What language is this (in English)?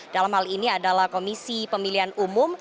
Indonesian